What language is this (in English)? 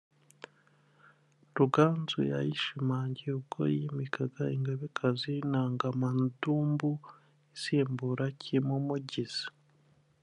Kinyarwanda